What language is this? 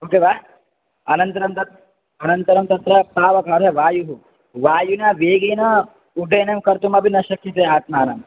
Sanskrit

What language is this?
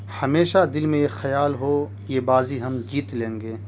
Urdu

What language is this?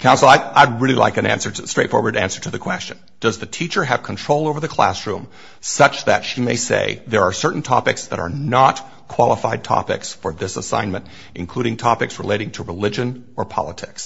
English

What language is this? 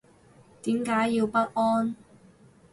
Cantonese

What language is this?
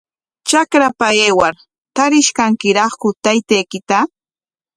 Corongo Ancash Quechua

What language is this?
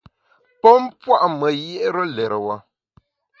Bamun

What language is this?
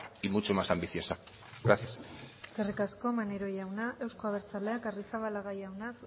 Basque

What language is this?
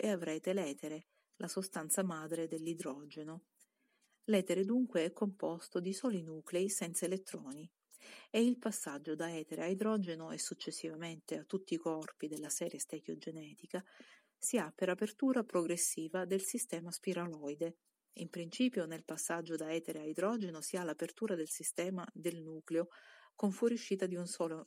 Italian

